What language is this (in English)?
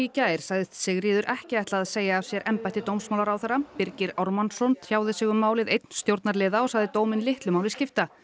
Icelandic